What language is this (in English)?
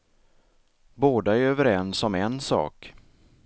Swedish